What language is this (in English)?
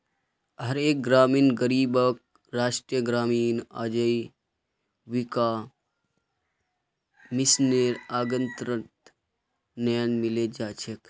Magahi